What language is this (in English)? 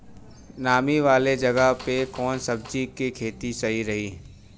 Bhojpuri